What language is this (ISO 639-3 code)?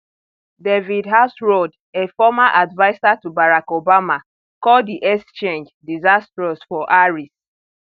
pcm